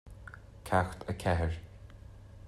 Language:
Irish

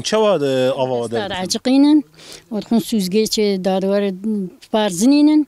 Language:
Arabic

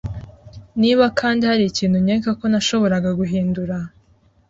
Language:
Kinyarwanda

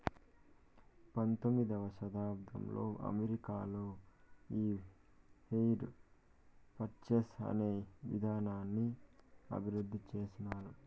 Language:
Telugu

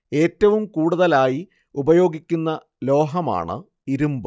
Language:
Malayalam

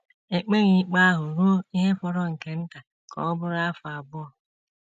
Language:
Igbo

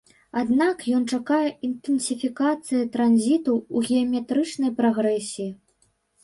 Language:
Belarusian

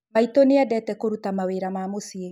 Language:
Kikuyu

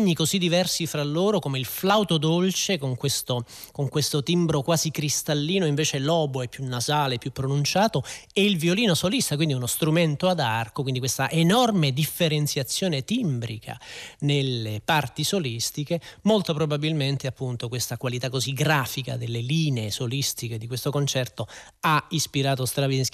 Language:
Italian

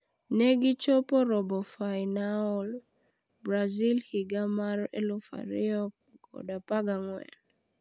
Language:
Luo (Kenya and Tanzania)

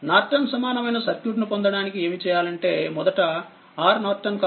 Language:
Telugu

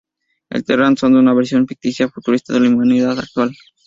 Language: Spanish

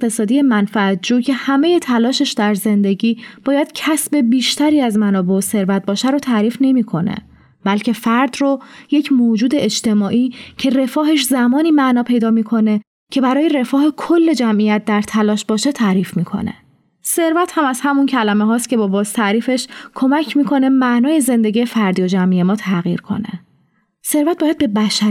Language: Persian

